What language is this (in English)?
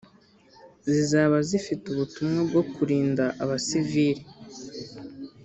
Kinyarwanda